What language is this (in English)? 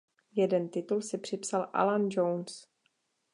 Czech